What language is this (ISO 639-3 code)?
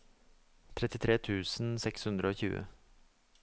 nor